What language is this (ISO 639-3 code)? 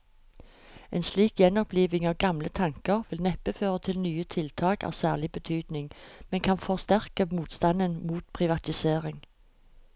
nor